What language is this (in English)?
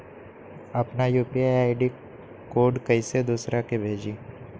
Magahi